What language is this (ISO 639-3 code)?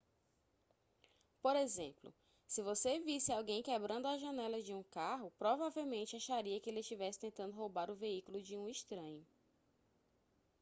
por